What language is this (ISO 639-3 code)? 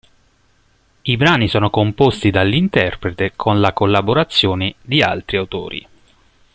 ita